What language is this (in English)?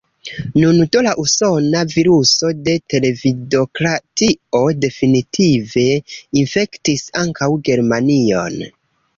Esperanto